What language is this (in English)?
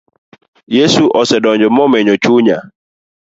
Luo (Kenya and Tanzania)